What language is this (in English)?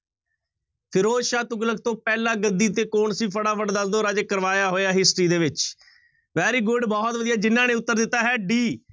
Punjabi